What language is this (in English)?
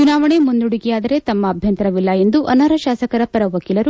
Kannada